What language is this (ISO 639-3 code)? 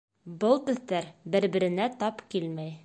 bak